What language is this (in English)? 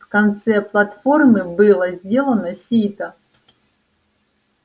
Russian